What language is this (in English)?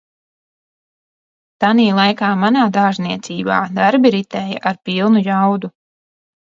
Latvian